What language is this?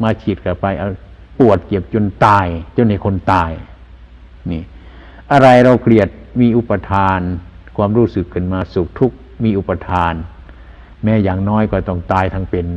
Thai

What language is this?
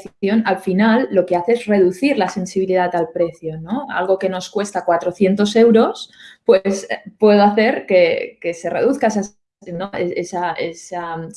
Spanish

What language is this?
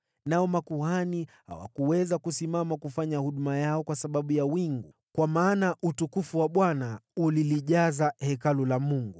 Swahili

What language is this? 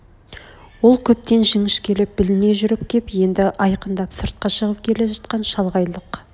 Kazakh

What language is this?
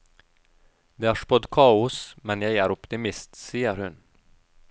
Norwegian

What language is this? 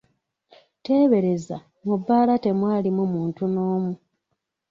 Ganda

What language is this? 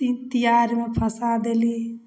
Maithili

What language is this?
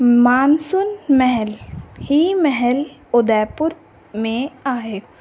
Sindhi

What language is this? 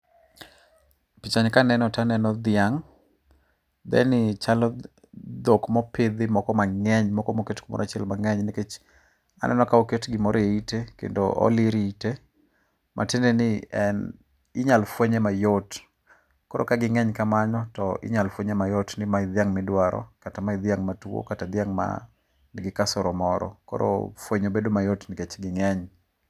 Luo (Kenya and Tanzania)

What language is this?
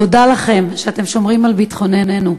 Hebrew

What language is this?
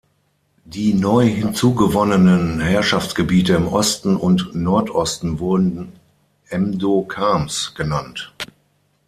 German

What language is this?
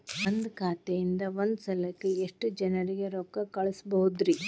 Kannada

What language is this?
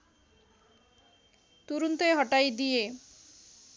Nepali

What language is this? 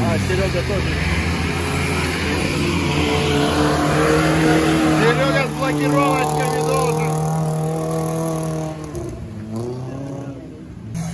Russian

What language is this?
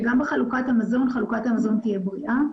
Hebrew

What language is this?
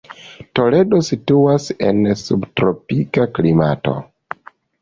Esperanto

